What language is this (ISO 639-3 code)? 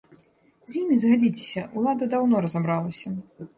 bel